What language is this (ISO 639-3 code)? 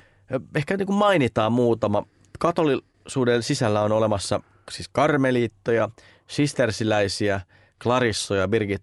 fin